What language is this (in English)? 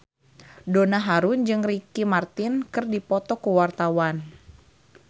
Sundanese